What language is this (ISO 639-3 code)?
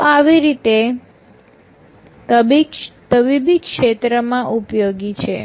guj